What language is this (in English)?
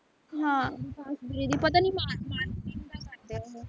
Punjabi